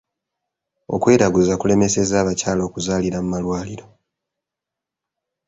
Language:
Ganda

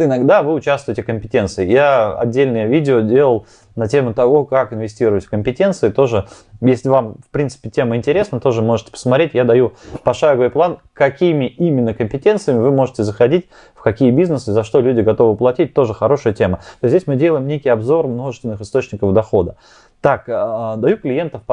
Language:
Russian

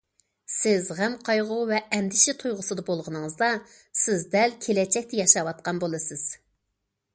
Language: Uyghur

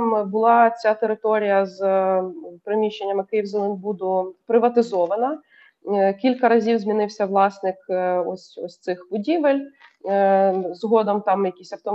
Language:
Ukrainian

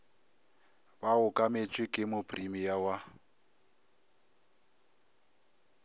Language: Northern Sotho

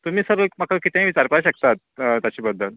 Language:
Konkani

